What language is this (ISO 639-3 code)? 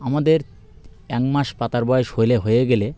ben